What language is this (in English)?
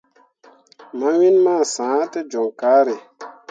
Mundang